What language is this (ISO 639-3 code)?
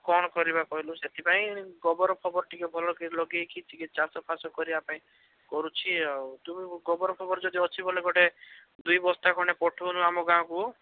ori